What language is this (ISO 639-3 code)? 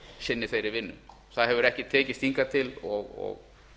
isl